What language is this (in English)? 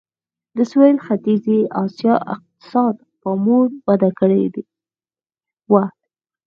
Pashto